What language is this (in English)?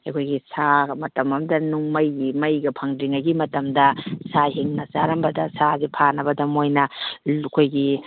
Manipuri